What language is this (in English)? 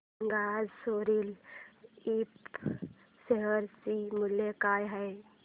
Marathi